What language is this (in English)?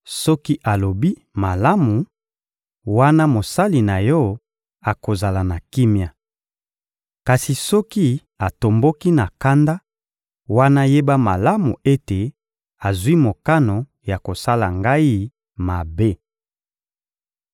Lingala